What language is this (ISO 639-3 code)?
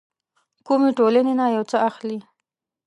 pus